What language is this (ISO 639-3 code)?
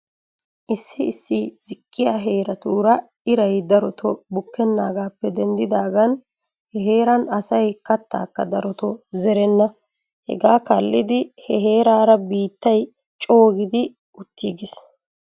wal